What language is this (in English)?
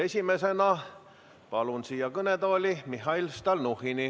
Estonian